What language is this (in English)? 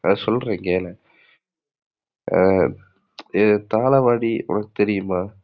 Tamil